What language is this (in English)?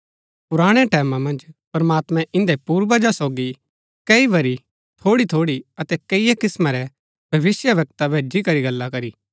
Gaddi